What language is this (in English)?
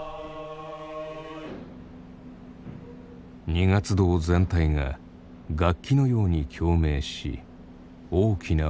Japanese